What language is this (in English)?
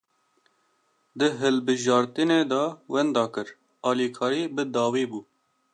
Kurdish